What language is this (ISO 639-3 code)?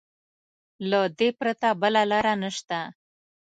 pus